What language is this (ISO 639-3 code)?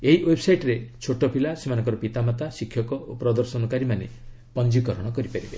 ori